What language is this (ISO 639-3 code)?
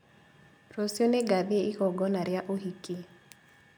kik